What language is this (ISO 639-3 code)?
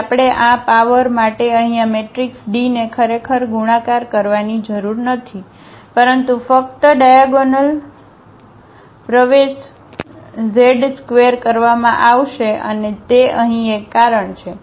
guj